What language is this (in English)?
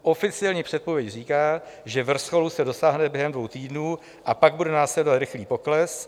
Czech